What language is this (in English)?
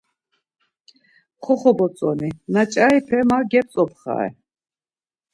Laz